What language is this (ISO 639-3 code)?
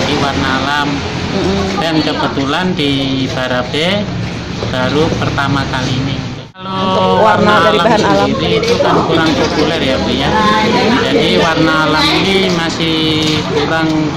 ind